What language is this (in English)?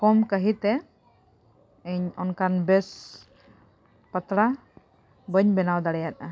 Santali